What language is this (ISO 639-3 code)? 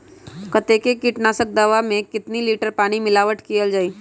mag